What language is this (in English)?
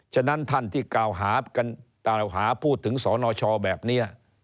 Thai